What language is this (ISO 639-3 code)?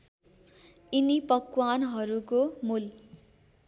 nep